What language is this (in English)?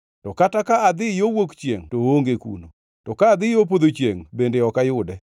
Luo (Kenya and Tanzania)